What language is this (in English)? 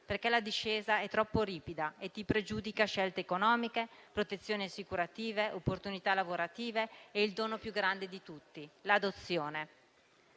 Italian